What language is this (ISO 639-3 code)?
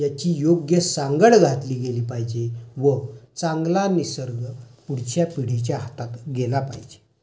mar